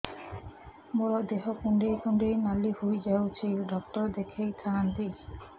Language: Odia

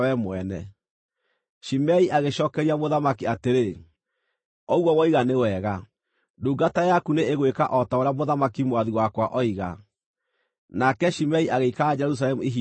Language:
Kikuyu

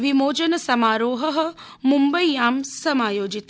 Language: Sanskrit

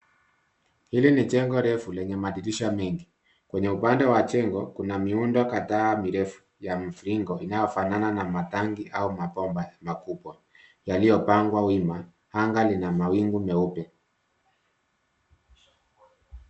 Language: Swahili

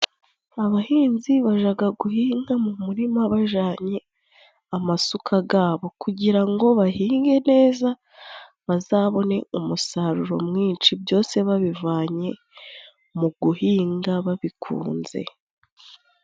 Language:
Kinyarwanda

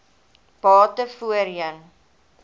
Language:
Afrikaans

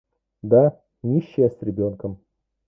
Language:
Russian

